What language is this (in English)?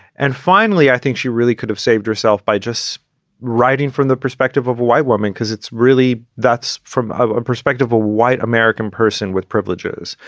English